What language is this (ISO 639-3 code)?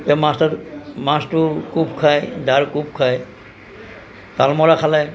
asm